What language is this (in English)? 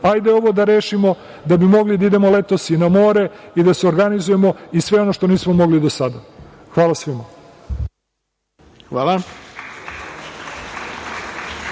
Serbian